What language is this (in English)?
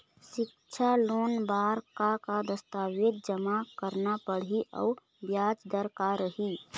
Chhattisgarhi